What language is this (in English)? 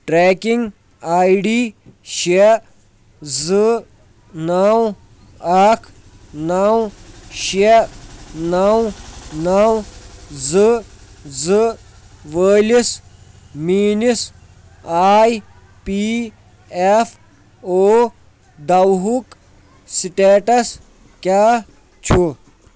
Kashmiri